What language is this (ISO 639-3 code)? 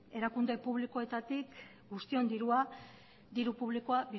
eus